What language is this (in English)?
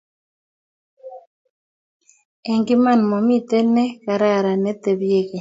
Kalenjin